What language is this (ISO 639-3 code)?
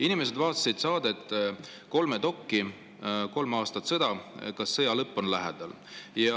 est